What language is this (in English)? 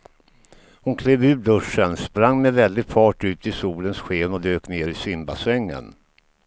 Swedish